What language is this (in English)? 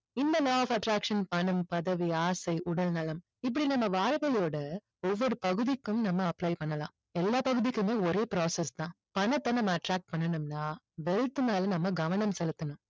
Tamil